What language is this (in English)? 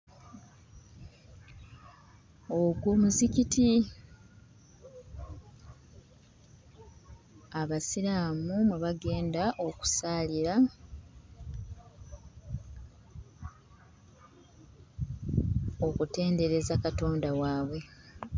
Ganda